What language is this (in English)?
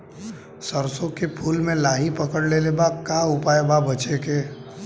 Bhojpuri